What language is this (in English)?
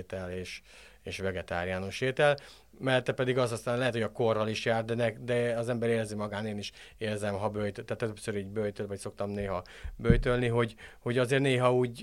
Hungarian